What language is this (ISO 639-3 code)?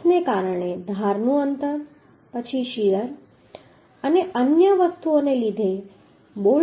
guj